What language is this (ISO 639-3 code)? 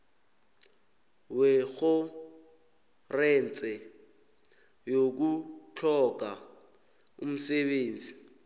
nbl